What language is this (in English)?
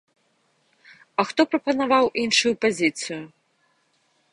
Belarusian